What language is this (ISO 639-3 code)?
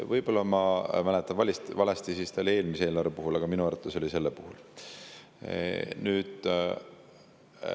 est